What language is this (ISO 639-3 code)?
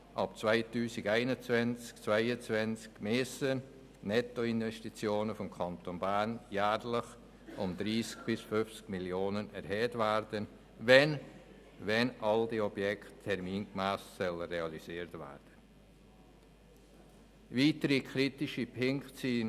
gsw